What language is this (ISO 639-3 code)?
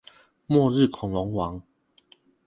zho